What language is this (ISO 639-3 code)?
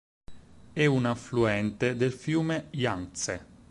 ita